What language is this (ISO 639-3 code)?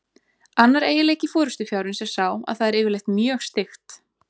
isl